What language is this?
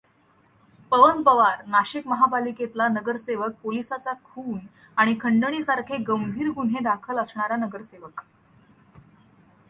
Marathi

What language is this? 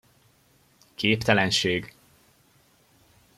Hungarian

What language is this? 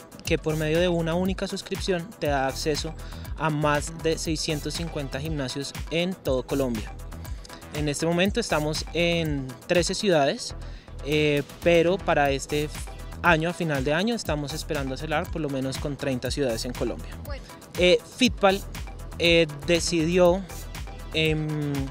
Spanish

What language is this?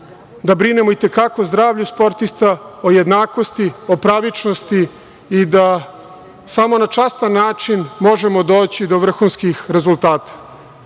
Serbian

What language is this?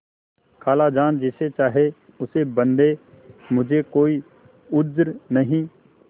Hindi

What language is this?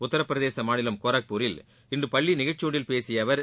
Tamil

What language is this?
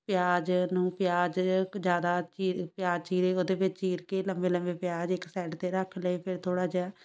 Punjabi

